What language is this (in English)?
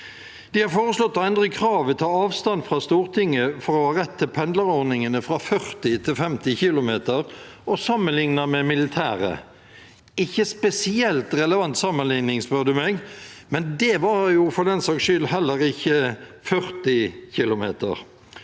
Norwegian